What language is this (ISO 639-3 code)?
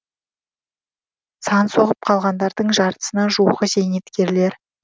kaz